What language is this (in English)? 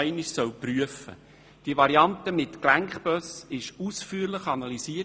Swiss German